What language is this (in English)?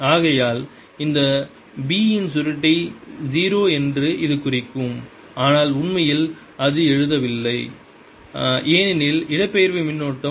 Tamil